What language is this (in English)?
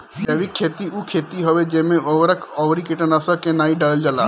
Bhojpuri